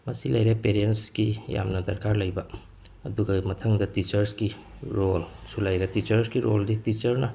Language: Manipuri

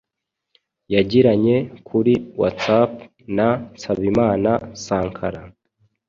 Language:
Kinyarwanda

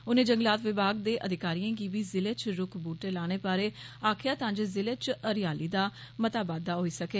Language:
Dogri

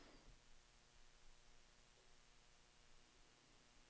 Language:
Danish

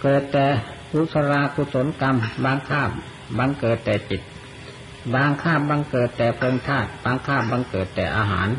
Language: Thai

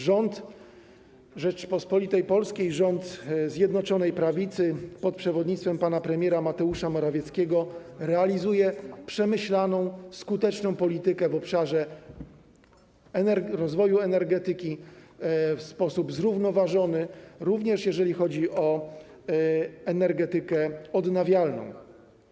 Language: Polish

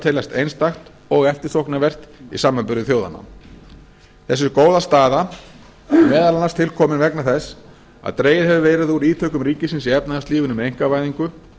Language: Icelandic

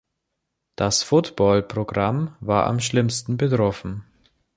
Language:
German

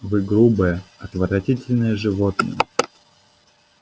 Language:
Russian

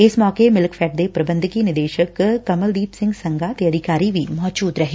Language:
Punjabi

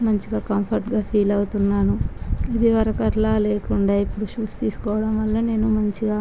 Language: Telugu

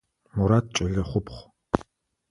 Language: Adyghe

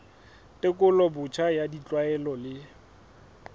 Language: Southern Sotho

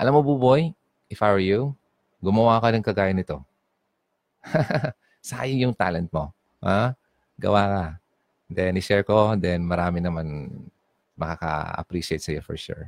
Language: Filipino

